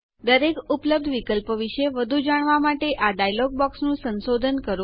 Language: Gujarati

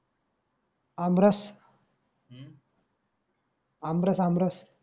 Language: Marathi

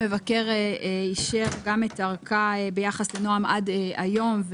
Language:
Hebrew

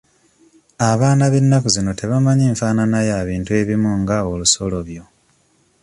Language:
Ganda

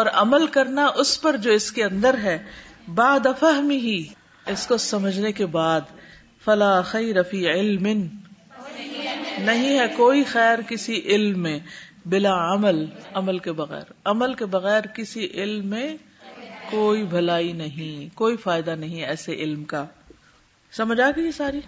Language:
Urdu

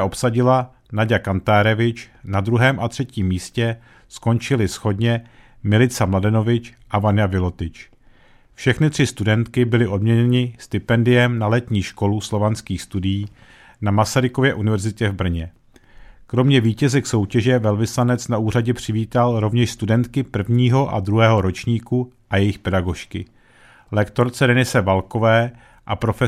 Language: Czech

